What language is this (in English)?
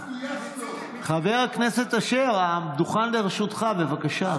Hebrew